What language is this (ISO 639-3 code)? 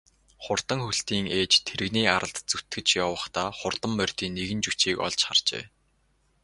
mon